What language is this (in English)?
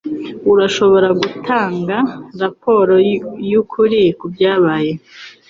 Kinyarwanda